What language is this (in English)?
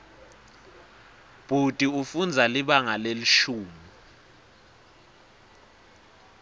Swati